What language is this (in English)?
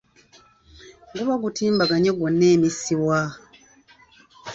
Ganda